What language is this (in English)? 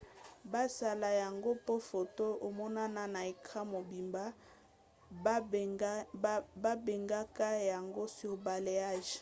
Lingala